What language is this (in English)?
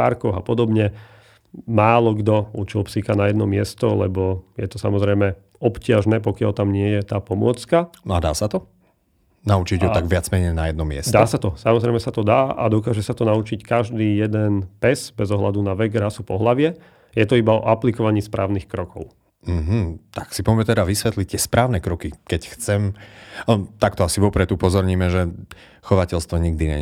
Slovak